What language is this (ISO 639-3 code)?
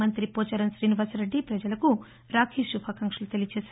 tel